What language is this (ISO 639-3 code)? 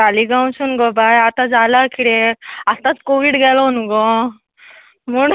kok